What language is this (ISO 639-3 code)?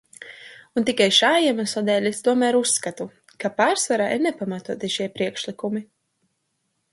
lav